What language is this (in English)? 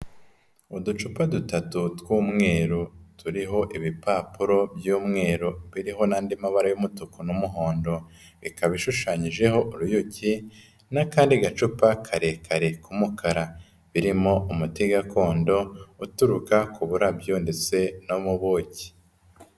Kinyarwanda